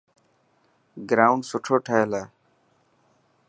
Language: Dhatki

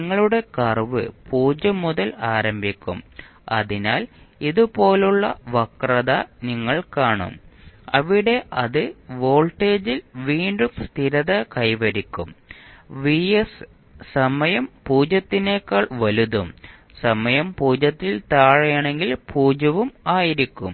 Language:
Malayalam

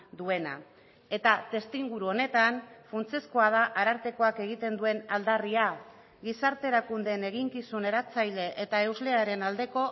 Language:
Basque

